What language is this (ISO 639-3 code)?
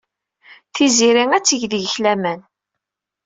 kab